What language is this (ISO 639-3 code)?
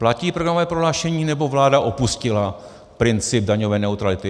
ces